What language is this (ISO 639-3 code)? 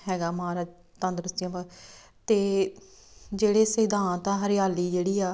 pan